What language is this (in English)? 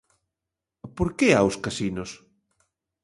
Galician